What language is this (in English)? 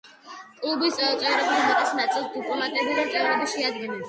Georgian